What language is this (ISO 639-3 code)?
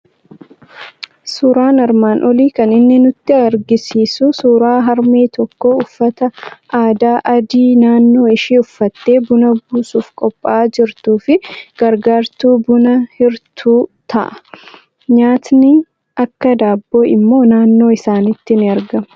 orm